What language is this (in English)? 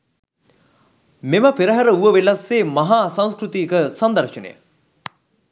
Sinhala